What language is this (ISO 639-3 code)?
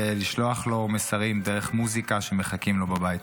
heb